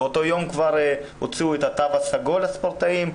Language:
Hebrew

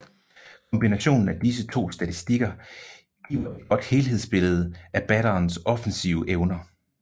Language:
Danish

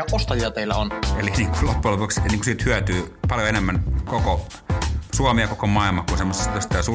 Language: Finnish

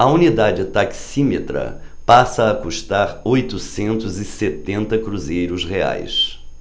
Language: Portuguese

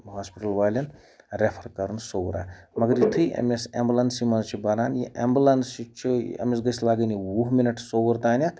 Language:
Kashmiri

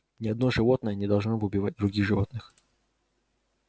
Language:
Russian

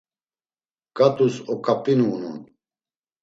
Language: Laz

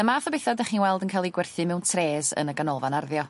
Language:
Welsh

